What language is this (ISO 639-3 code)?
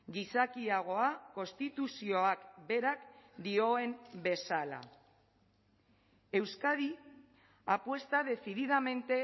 eus